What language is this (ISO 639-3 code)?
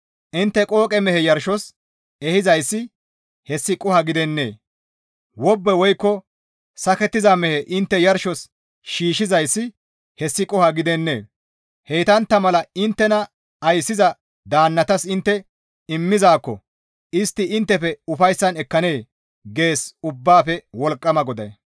gmv